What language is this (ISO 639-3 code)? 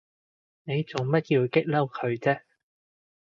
yue